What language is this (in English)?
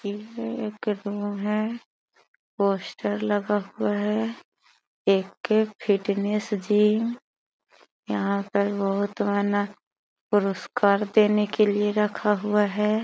Magahi